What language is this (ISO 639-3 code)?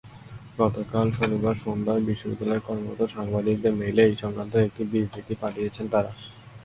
ben